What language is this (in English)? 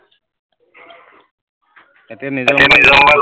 Assamese